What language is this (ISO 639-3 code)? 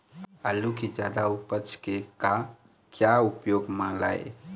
hne